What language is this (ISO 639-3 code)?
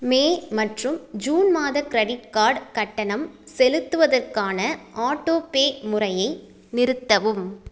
tam